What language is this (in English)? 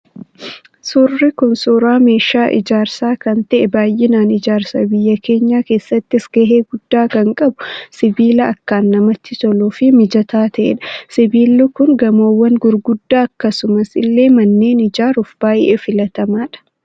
Oromo